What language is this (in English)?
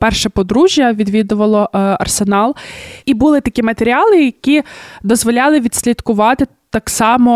Ukrainian